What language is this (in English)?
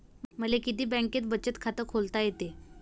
Marathi